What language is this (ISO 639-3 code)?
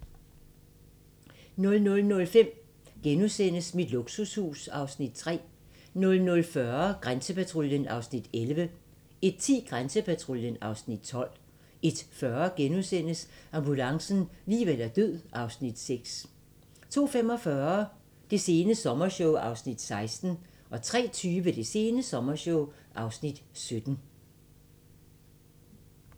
dan